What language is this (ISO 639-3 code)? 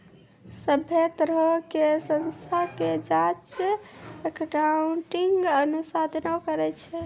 mai